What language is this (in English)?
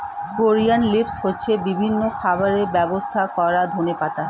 Bangla